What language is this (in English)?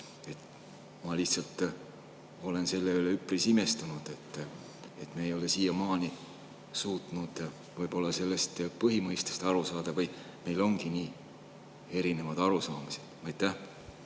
Estonian